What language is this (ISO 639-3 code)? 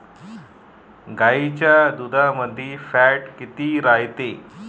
mar